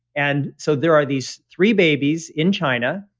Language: English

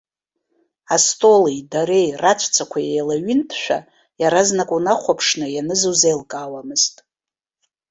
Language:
Abkhazian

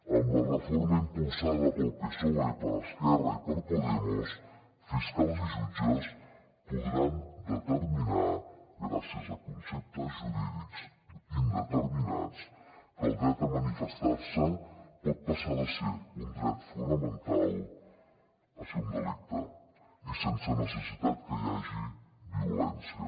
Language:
Catalan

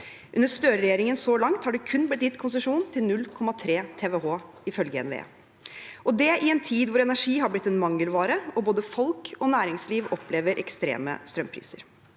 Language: Norwegian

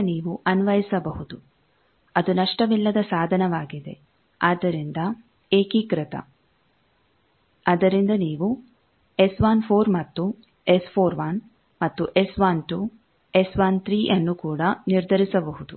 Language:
Kannada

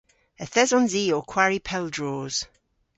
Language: Cornish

